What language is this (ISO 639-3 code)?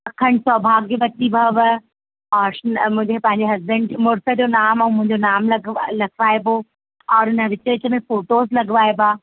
snd